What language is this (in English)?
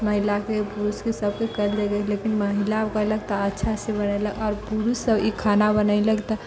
Maithili